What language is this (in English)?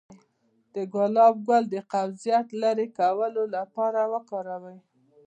Pashto